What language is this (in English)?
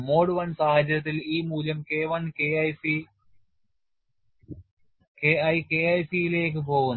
Malayalam